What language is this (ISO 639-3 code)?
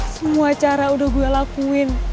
ind